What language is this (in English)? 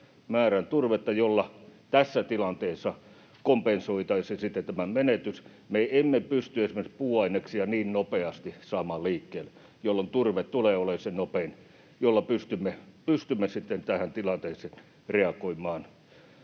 Finnish